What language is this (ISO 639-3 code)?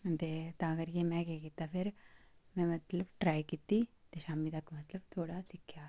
doi